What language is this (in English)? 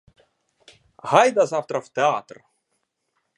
Ukrainian